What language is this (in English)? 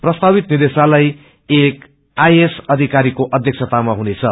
Nepali